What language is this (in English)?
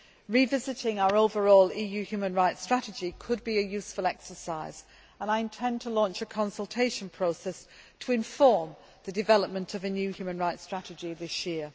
English